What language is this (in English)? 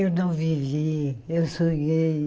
Portuguese